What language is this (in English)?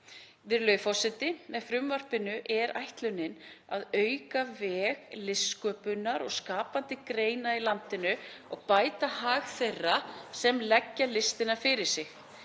Icelandic